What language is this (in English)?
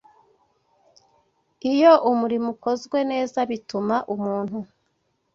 Kinyarwanda